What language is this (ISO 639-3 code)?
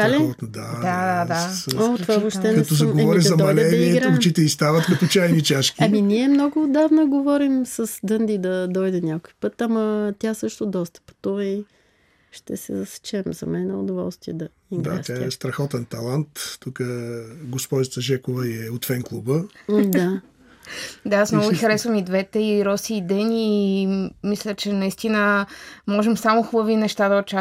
bul